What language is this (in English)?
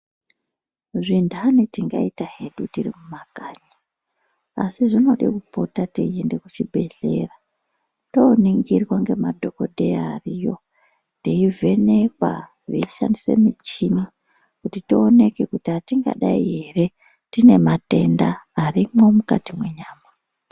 Ndau